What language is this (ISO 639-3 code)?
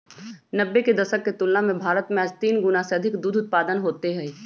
mag